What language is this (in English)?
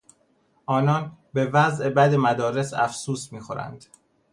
Persian